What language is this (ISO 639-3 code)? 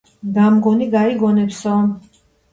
kat